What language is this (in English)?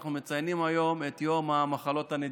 Hebrew